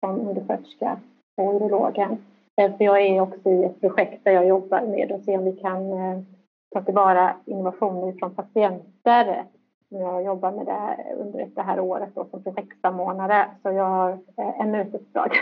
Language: Swedish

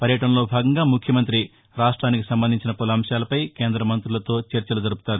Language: Telugu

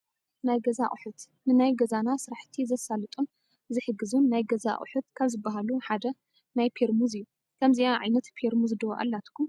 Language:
Tigrinya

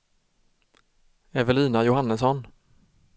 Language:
Swedish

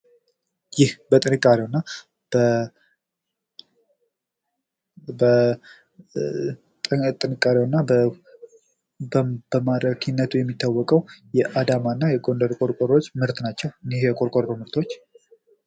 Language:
Amharic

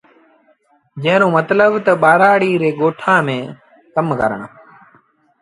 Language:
Sindhi Bhil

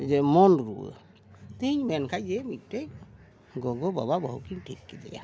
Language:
Santali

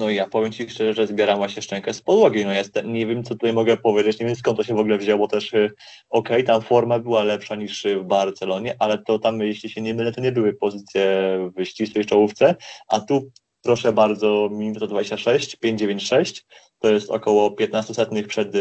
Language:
Polish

